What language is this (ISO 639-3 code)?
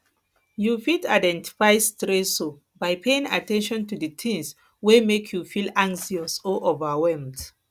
pcm